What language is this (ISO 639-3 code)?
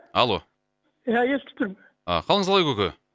kaz